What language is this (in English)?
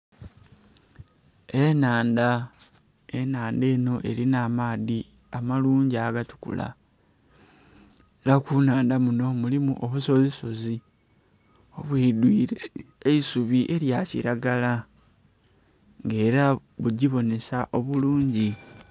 Soga